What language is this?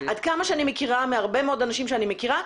Hebrew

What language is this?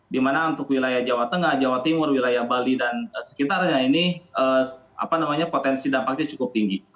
Indonesian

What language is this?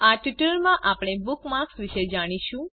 Gujarati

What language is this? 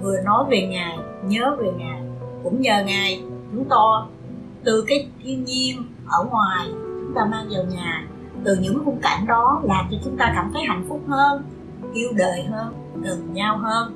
Vietnamese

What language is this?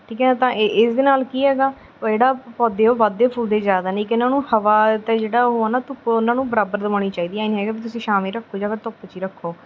Punjabi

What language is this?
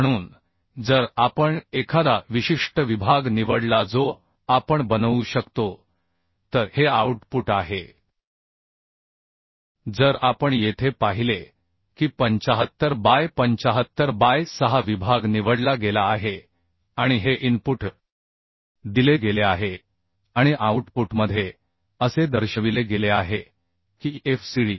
Marathi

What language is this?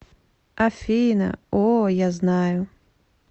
Russian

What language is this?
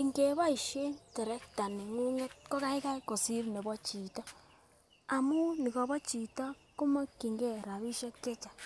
Kalenjin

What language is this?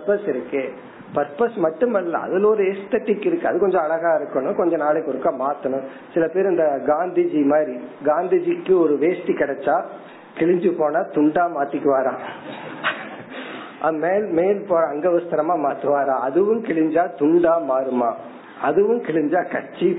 Tamil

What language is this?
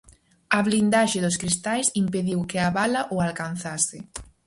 Galician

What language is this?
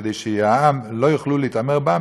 Hebrew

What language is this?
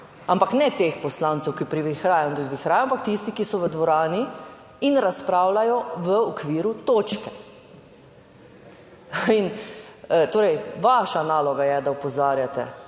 Slovenian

